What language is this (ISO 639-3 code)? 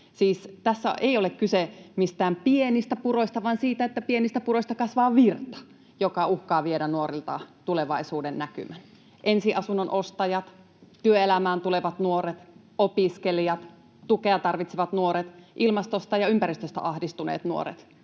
fin